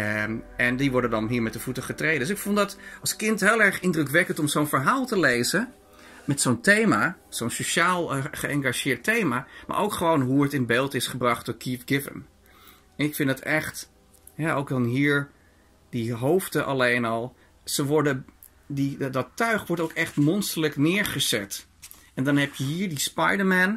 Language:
Dutch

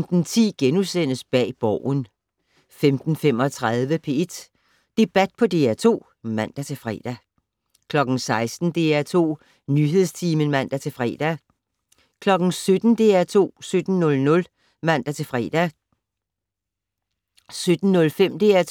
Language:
Danish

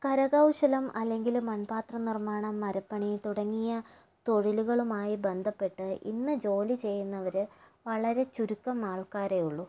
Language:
Malayalam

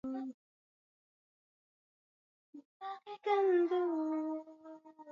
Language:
Swahili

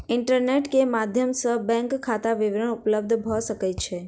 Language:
Maithili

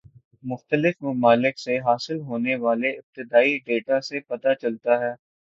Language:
Urdu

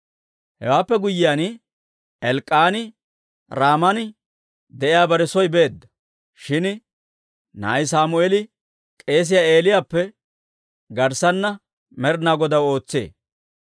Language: Dawro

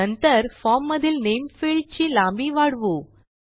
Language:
Marathi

